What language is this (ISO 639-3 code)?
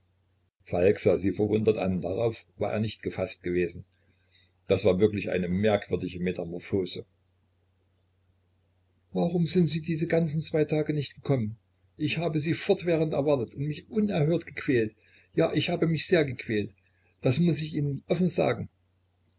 deu